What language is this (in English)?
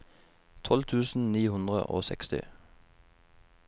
Norwegian